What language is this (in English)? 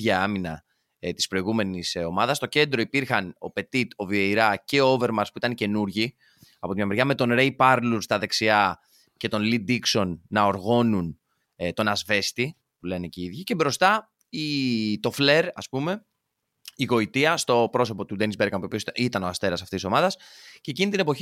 Greek